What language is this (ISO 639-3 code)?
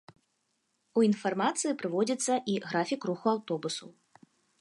bel